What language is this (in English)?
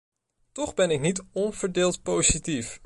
Dutch